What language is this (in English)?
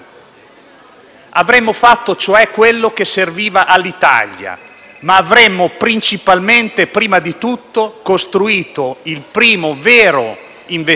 Italian